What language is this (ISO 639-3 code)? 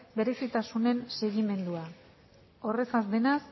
eus